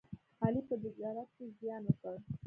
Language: Pashto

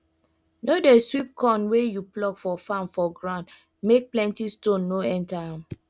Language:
Nigerian Pidgin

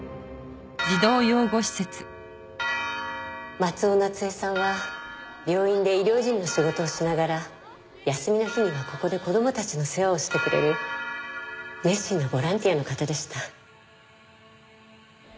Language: Japanese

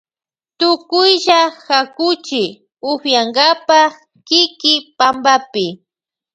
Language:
Loja Highland Quichua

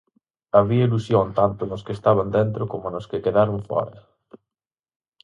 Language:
Galician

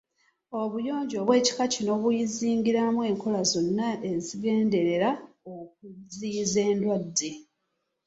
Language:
Ganda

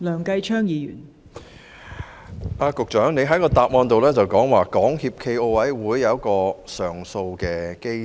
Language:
Cantonese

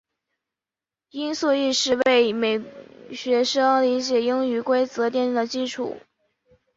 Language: Chinese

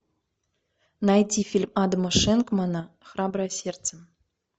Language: Russian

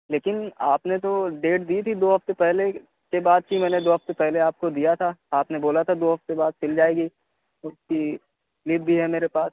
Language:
Urdu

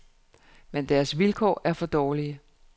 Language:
Danish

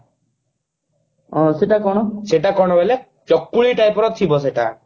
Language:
Odia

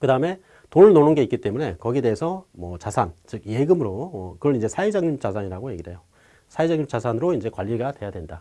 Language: Korean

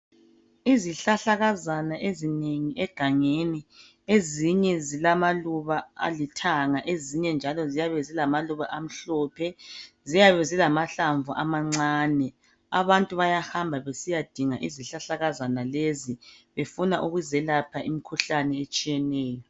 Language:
North Ndebele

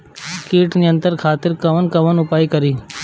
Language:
Bhojpuri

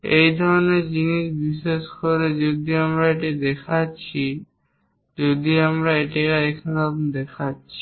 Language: Bangla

